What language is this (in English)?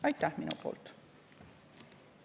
Estonian